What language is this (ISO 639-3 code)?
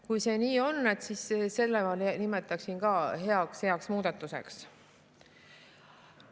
est